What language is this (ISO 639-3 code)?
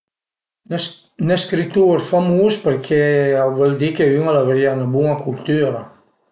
pms